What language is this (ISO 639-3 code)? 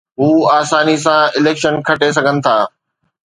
snd